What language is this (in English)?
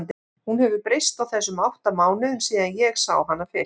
Icelandic